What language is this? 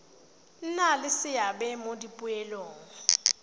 Tswana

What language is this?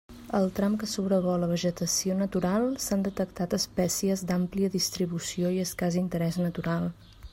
Catalan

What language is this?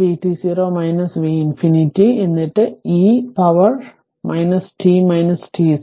Malayalam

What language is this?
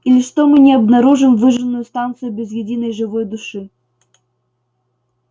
Russian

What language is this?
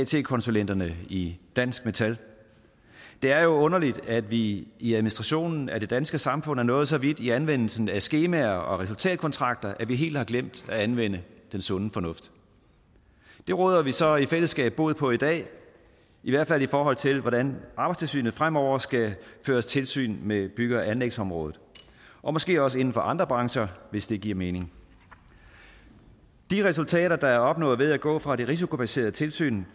Danish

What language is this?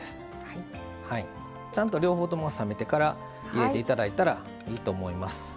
Japanese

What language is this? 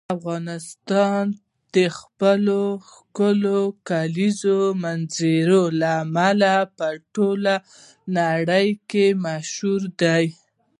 Pashto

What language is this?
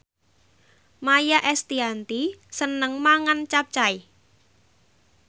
Javanese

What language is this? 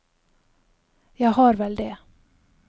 Norwegian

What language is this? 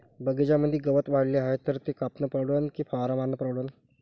Marathi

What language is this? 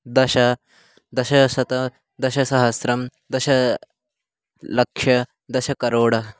Sanskrit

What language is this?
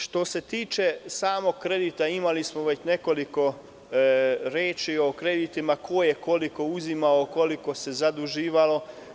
Serbian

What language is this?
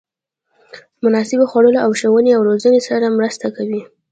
Pashto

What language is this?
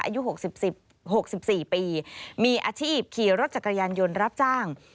Thai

